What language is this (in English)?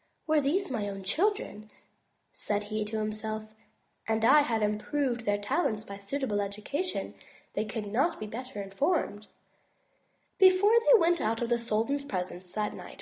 English